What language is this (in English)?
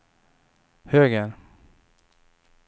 Swedish